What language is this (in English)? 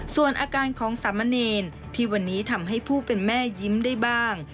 Thai